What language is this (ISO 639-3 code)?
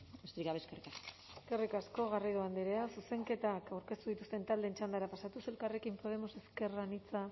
eus